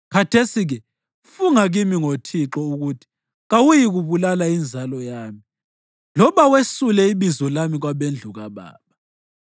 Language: North Ndebele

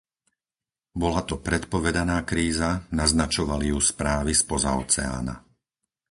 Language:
Slovak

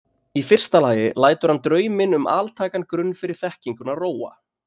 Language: Icelandic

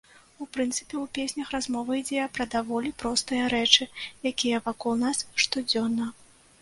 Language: Belarusian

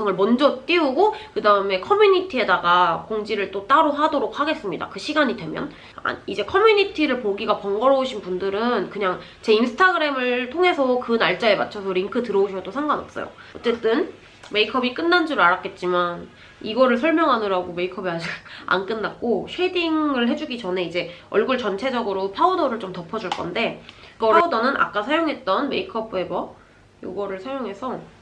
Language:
Korean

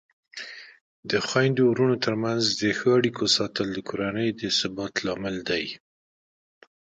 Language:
Pashto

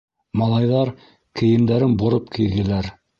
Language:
Bashkir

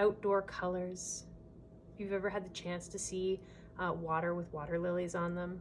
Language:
English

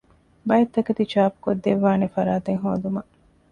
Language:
Divehi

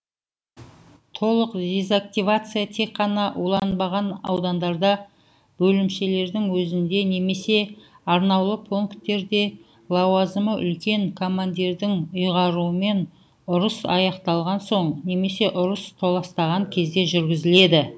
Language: Kazakh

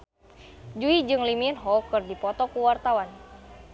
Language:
Sundanese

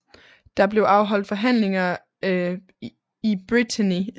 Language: Danish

